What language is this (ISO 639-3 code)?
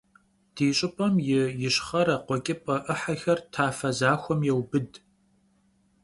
kbd